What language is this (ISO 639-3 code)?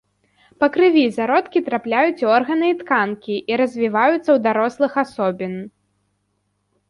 bel